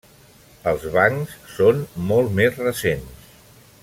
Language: Catalan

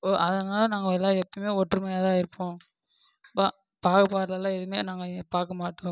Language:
Tamil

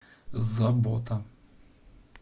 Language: Russian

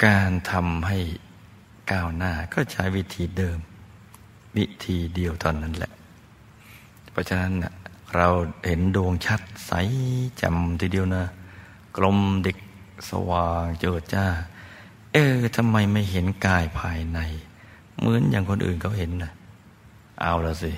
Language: Thai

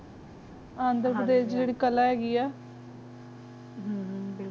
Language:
Punjabi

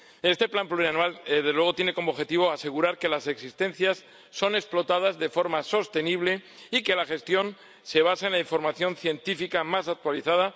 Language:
Spanish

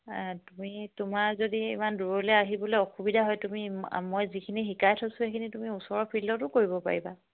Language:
Assamese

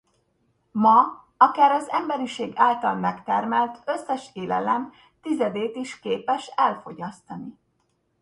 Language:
Hungarian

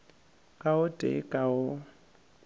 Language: Northern Sotho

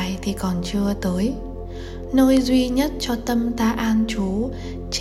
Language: Vietnamese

